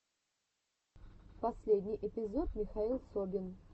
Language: Russian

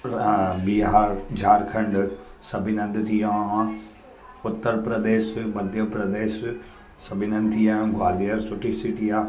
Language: Sindhi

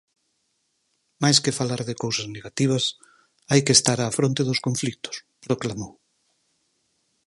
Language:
Galician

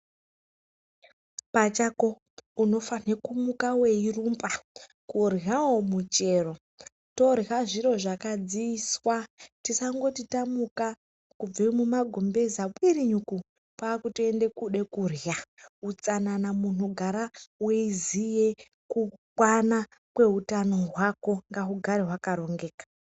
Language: Ndau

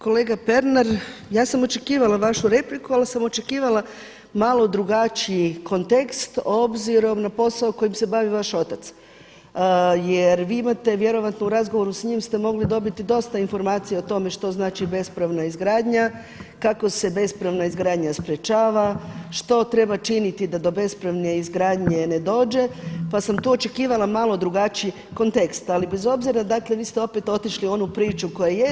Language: Croatian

